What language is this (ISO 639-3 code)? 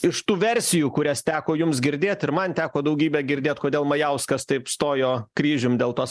lit